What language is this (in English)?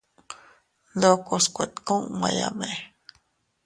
Teutila Cuicatec